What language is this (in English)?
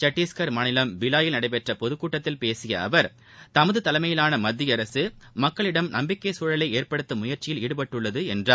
Tamil